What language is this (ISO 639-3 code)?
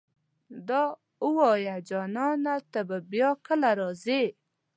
pus